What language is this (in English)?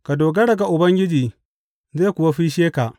Hausa